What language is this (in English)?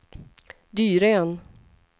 Swedish